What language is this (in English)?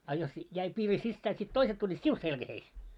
Finnish